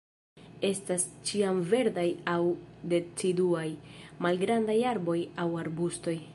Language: Esperanto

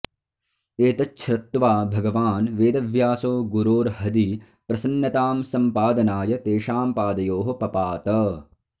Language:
Sanskrit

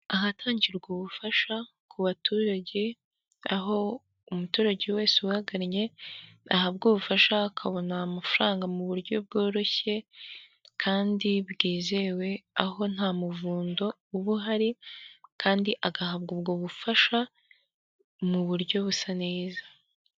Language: Kinyarwanda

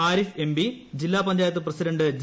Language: Malayalam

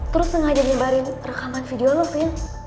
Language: Indonesian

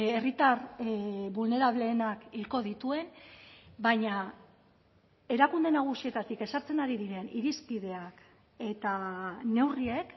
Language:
Basque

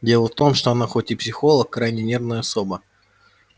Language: Russian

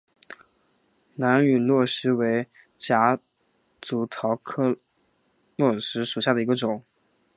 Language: Chinese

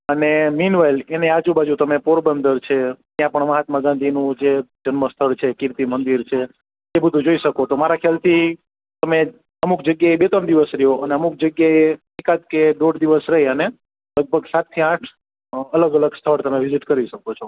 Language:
Gujarati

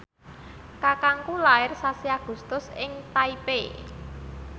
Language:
Javanese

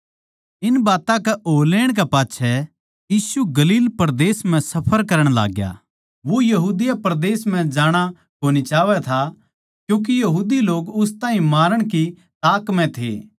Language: Haryanvi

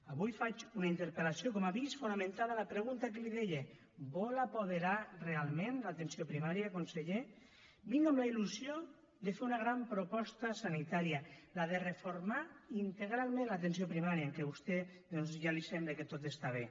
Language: Catalan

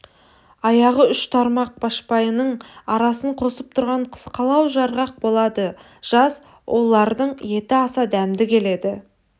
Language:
Kazakh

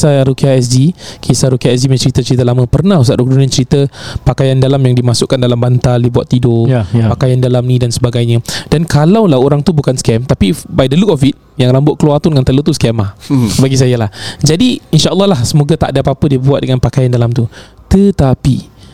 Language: Malay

